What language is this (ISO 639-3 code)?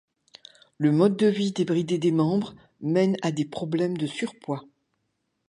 fra